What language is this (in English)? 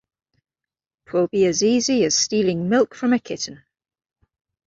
English